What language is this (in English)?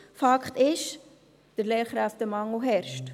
Swiss German